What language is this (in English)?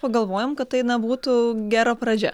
Lithuanian